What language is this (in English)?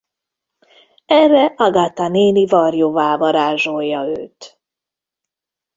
Hungarian